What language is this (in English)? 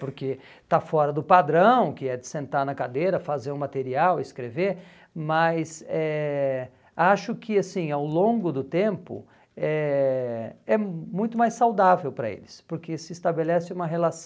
Portuguese